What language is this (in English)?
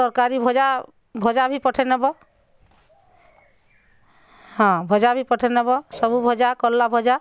Odia